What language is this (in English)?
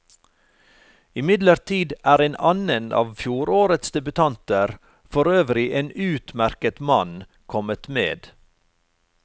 Norwegian